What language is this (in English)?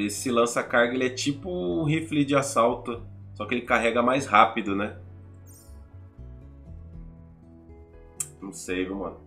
Portuguese